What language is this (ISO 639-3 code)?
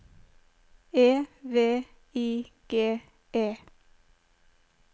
nor